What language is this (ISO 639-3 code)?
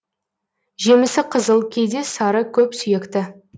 kaz